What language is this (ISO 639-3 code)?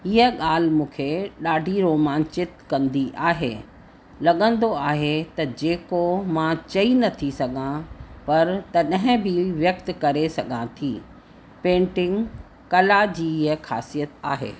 snd